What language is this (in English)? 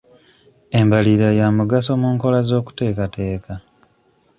Ganda